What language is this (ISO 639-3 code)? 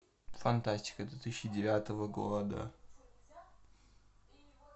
rus